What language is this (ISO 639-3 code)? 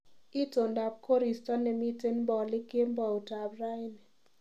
kln